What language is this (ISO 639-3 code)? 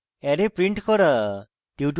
ben